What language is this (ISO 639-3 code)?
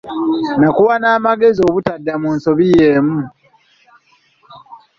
lug